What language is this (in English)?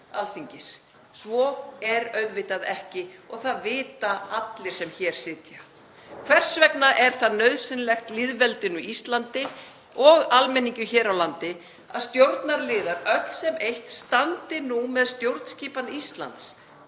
Icelandic